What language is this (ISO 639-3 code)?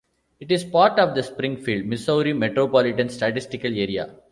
eng